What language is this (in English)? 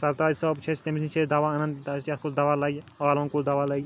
Kashmiri